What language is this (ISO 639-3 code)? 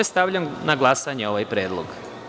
srp